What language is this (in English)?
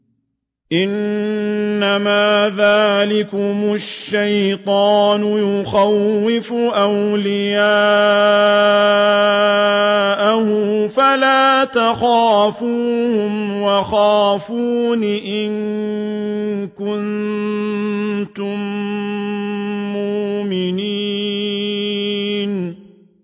Arabic